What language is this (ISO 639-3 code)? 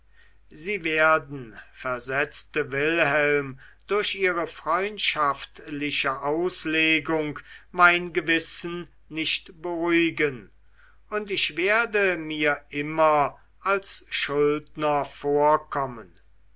deu